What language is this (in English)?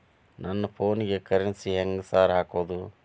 Kannada